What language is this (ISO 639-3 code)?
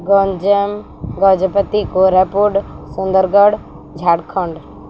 ori